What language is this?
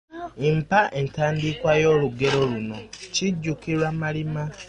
Ganda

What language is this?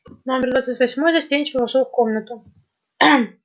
Russian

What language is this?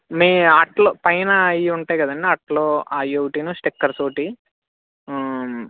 Telugu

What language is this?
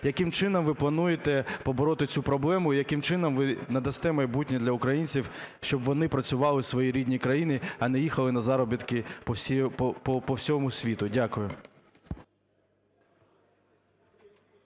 Ukrainian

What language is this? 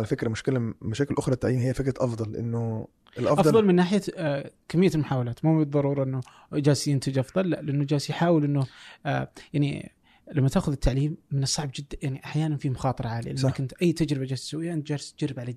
Arabic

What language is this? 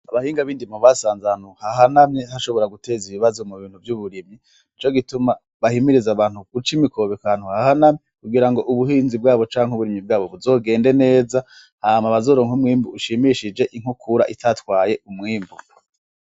Rundi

